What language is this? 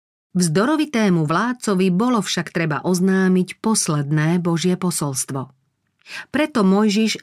Slovak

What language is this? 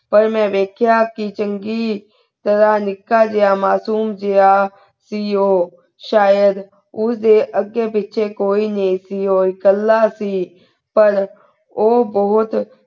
Punjabi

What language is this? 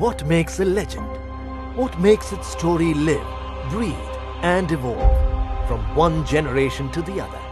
English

